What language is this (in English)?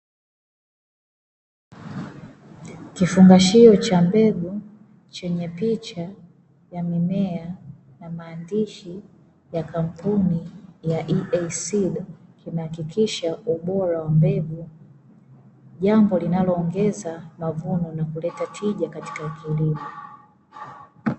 Swahili